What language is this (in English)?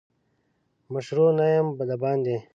Pashto